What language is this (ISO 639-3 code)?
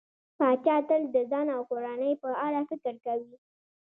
pus